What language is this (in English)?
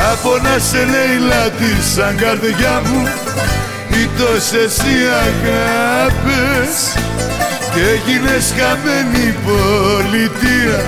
Greek